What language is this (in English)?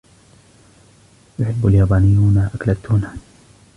Arabic